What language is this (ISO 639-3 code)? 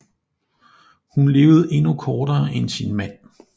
dan